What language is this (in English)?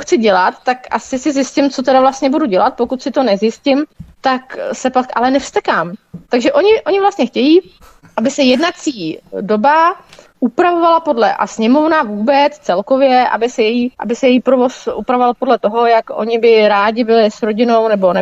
Czech